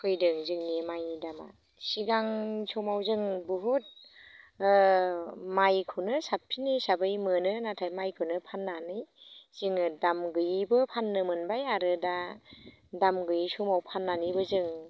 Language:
Bodo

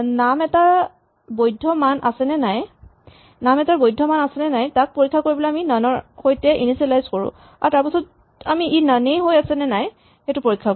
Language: Assamese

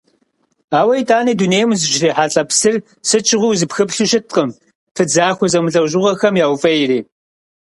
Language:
Kabardian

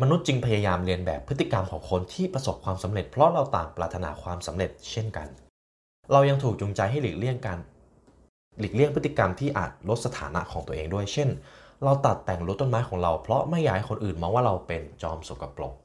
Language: Thai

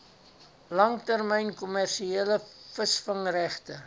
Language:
Afrikaans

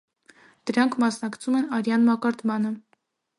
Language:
Armenian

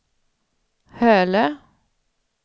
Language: Swedish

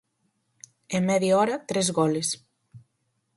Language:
Galician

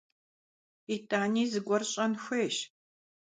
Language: Kabardian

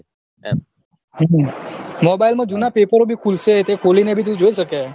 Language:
Gujarati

